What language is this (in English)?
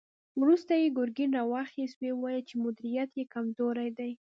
Pashto